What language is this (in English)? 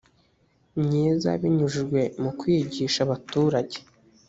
Kinyarwanda